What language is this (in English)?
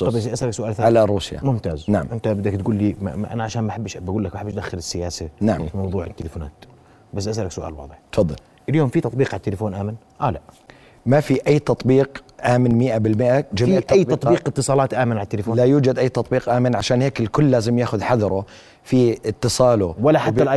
Arabic